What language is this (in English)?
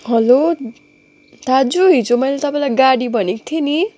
Nepali